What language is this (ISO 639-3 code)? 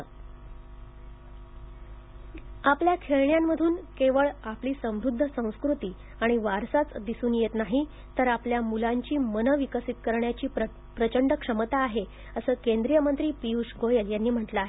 mar